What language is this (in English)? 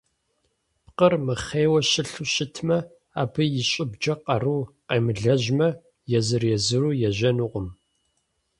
Kabardian